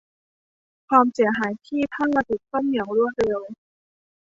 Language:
Thai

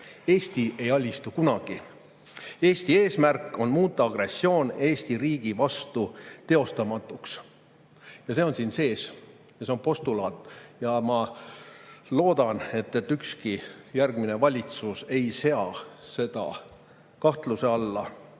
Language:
Estonian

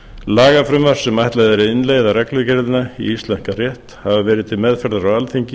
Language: Icelandic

